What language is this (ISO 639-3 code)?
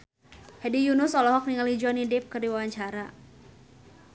sun